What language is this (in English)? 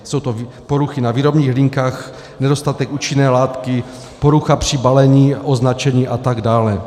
Czech